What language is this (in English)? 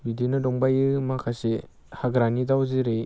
Bodo